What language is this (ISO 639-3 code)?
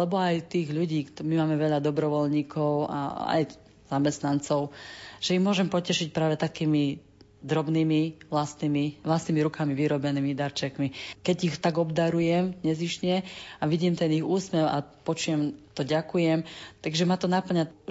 slk